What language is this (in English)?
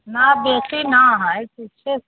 Maithili